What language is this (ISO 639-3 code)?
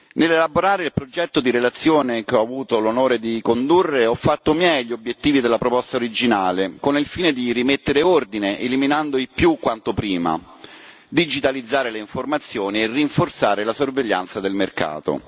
ita